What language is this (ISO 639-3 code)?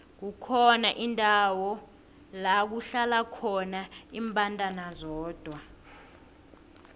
nbl